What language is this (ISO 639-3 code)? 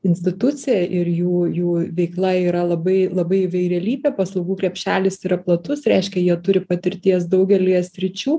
lit